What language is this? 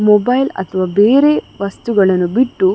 Kannada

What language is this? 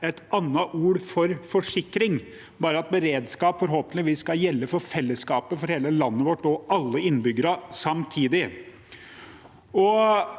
Norwegian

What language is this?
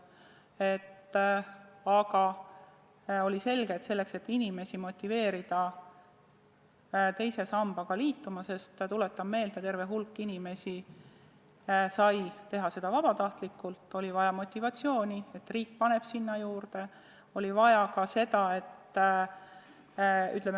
Estonian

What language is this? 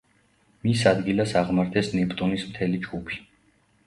Georgian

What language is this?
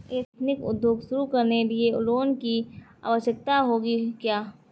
Hindi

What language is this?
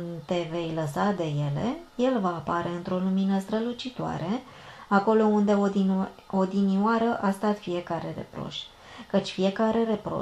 Romanian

